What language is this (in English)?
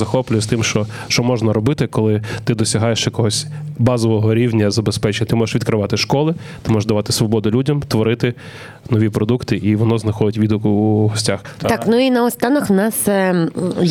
Ukrainian